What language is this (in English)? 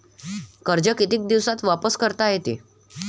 Marathi